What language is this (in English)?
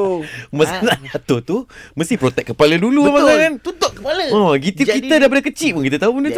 Malay